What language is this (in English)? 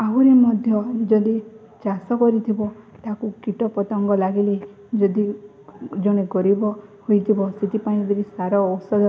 Odia